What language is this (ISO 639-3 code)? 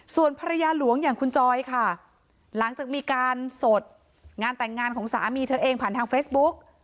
tha